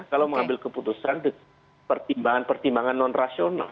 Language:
Indonesian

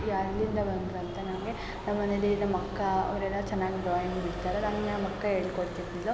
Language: Kannada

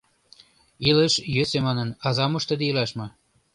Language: Mari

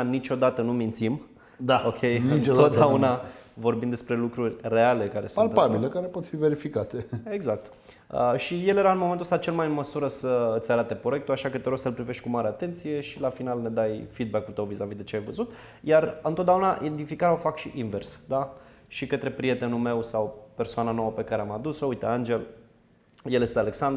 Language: Romanian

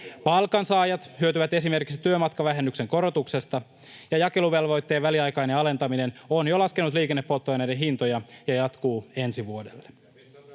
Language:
Finnish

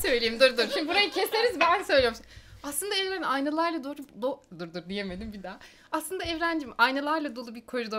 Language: Turkish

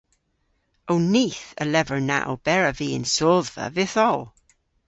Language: Cornish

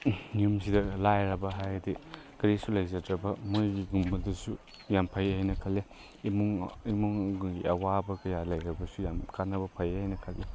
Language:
Manipuri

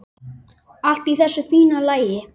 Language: Icelandic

